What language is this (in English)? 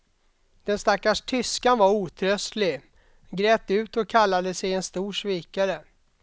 Swedish